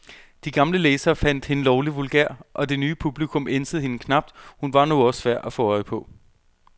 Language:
Danish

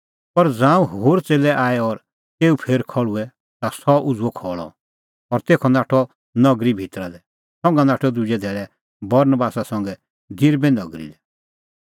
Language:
Kullu Pahari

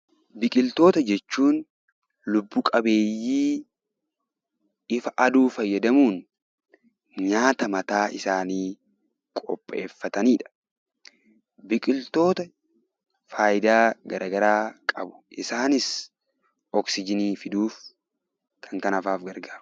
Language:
Oromo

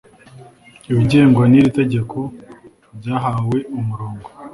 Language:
Kinyarwanda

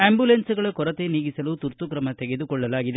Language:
Kannada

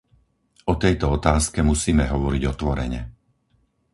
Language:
Slovak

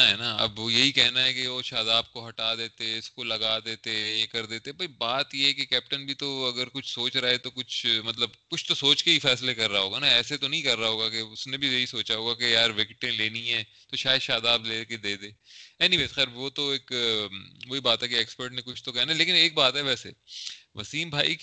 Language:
Urdu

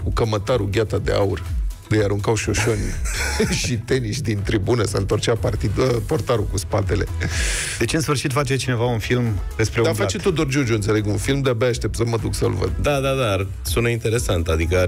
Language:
Romanian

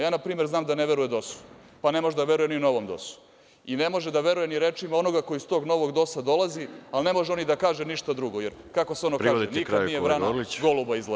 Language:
Serbian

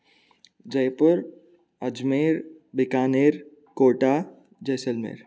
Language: Sanskrit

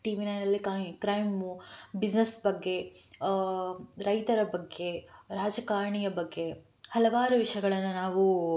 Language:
Kannada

